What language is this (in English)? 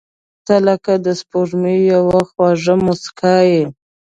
Pashto